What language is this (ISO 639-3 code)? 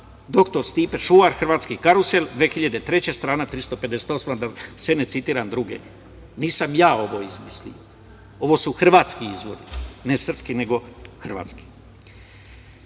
srp